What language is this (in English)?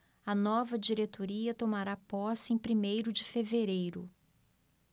Portuguese